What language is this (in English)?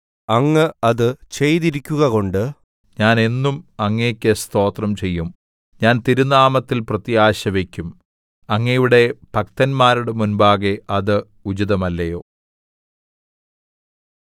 Malayalam